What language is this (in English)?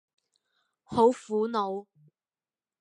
Cantonese